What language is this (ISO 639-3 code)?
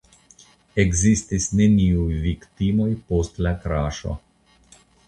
epo